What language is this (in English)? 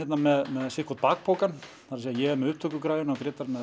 Icelandic